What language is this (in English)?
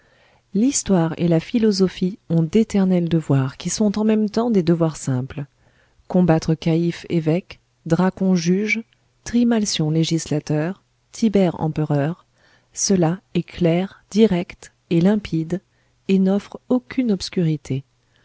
French